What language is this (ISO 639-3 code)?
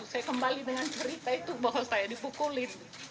ind